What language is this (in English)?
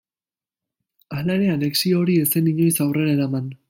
Basque